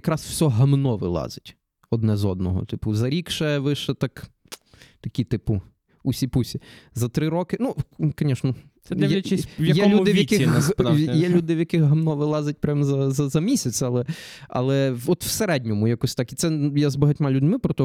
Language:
Ukrainian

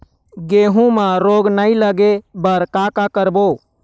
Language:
Chhattisgarhi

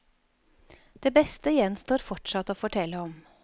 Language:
Norwegian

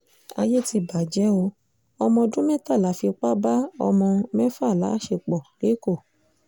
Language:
Yoruba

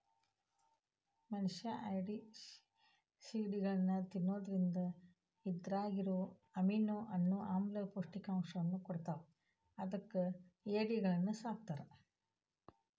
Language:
Kannada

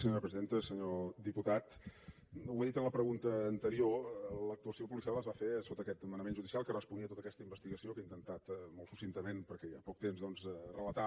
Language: Catalan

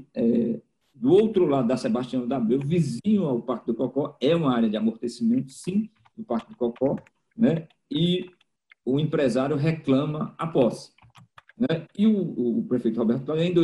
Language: Portuguese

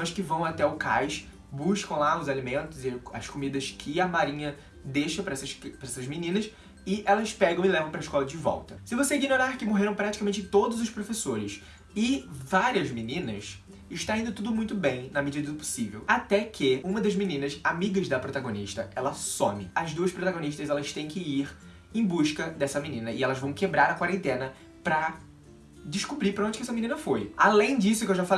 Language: Portuguese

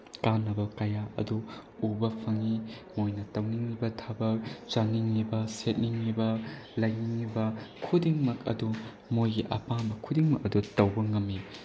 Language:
Manipuri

